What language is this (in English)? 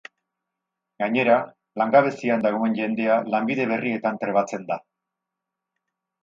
Basque